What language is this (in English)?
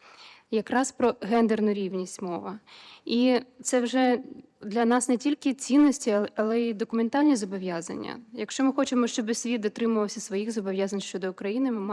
Ukrainian